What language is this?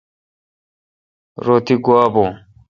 Kalkoti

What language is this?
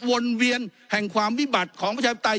Thai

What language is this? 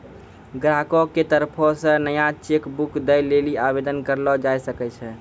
Maithili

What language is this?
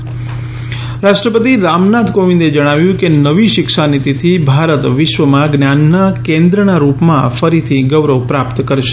Gujarati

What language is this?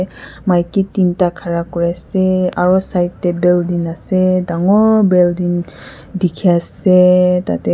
Naga Pidgin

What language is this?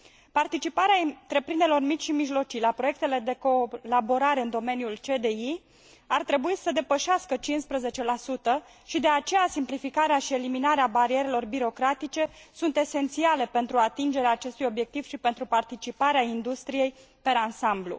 Romanian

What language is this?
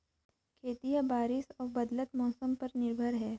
Chhattisgarhi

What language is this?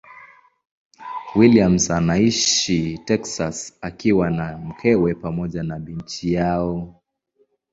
Swahili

